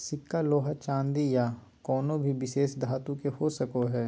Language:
Magahi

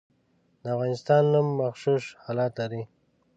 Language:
Pashto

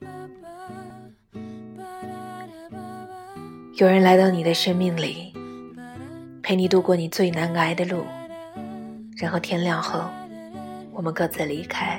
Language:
Chinese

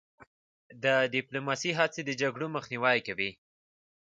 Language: Pashto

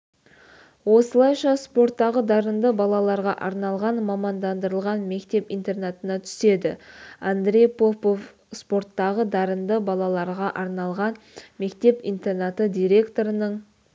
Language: Kazakh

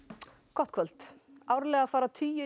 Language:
Icelandic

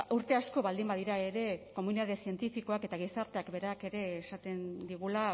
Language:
Basque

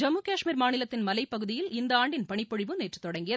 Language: Tamil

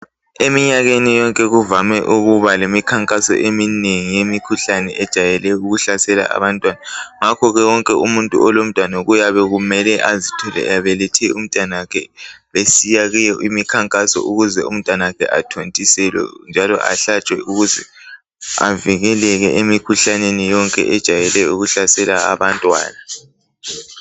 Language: North Ndebele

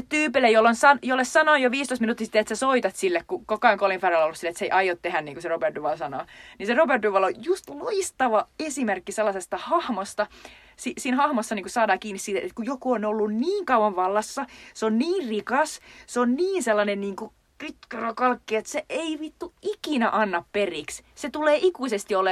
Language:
Finnish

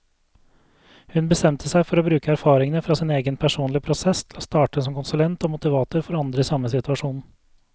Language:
Norwegian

